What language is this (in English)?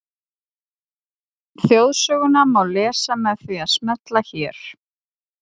Icelandic